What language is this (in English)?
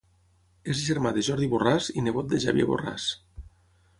Catalan